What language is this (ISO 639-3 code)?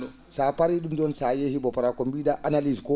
ful